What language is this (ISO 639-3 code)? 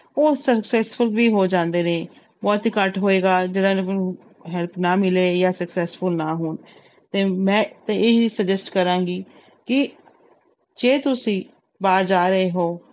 pan